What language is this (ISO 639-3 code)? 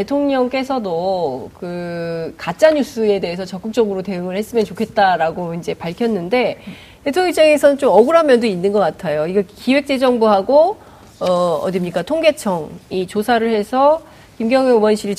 kor